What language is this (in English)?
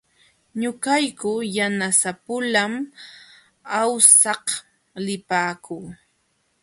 Jauja Wanca Quechua